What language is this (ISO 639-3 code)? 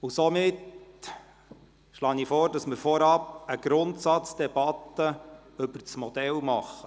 gsw